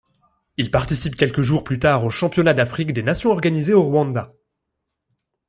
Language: French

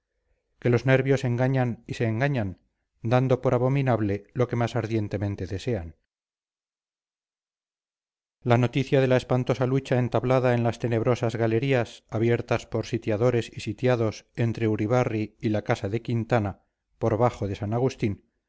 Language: Spanish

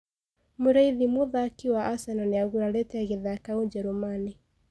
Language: Kikuyu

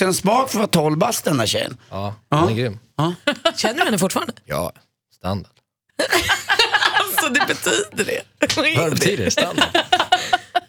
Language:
Swedish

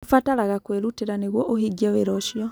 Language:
Kikuyu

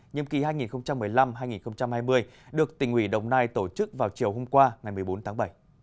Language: Vietnamese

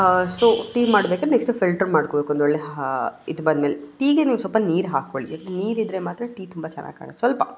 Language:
Kannada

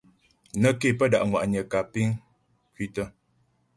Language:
Ghomala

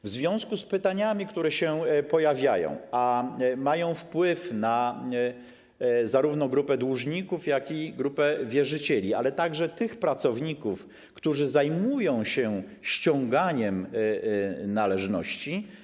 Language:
Polish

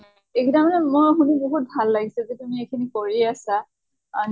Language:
Assamese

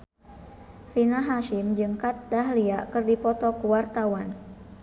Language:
Sundanese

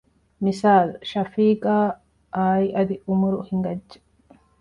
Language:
Divehi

